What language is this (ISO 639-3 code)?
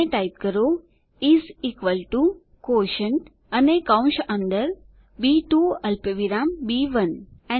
guj